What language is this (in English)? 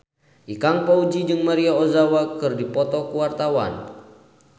Sundanese